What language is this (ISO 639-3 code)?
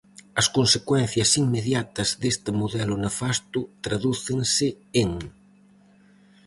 glg